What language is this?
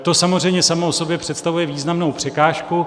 Czech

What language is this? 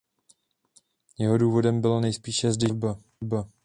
Czech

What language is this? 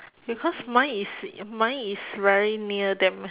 English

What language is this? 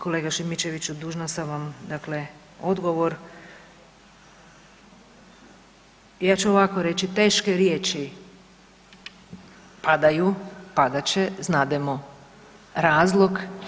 Croatian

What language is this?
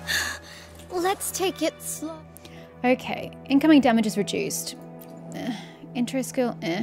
English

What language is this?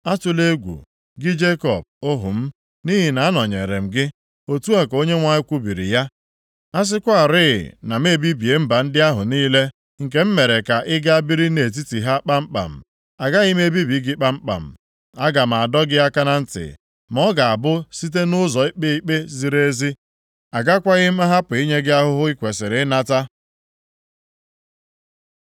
Igbo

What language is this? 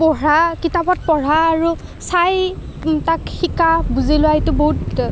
Assamese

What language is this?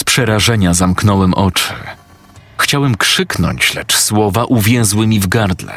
Polish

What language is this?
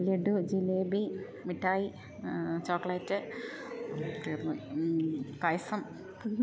Malayalam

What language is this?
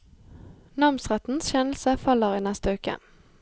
Norwegian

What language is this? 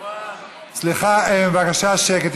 Hebrew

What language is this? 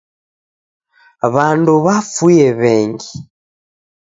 Taita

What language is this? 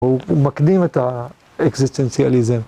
Hebrew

